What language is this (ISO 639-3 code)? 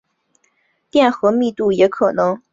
zho